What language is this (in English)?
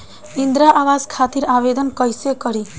Bhojpuri